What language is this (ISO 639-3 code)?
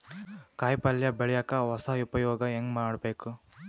kan